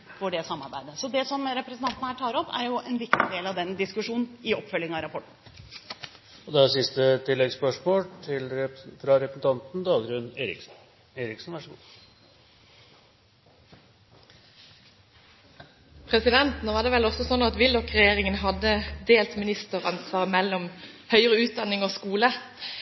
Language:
Norwegian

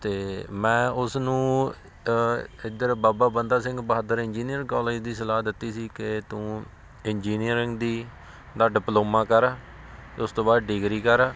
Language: Punjabi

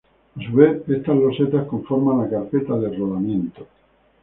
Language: Spanish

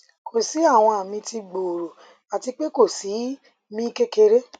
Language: Yoruba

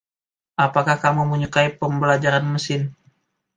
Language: Indonesian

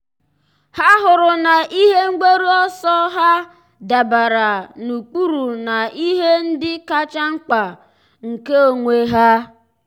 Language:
Igbo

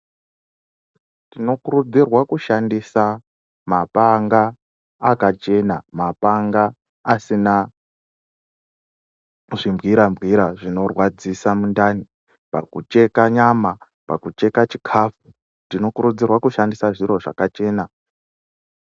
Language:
Ndau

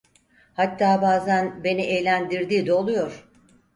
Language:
Turkish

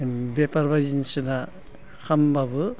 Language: Bodo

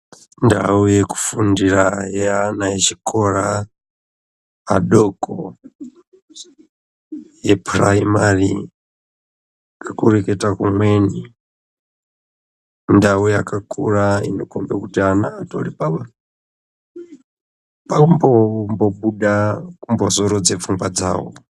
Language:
Ndau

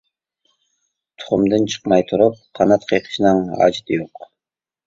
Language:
Uyghur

